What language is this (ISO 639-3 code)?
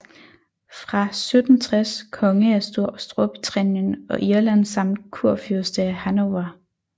dan